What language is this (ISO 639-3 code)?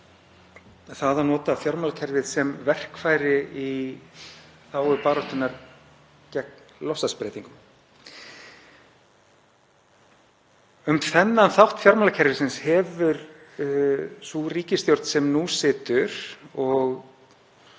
isl